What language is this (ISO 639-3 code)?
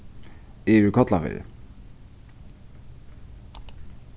fao